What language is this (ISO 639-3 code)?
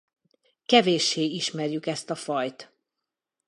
hun